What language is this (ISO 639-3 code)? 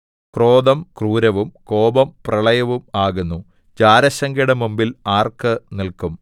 mal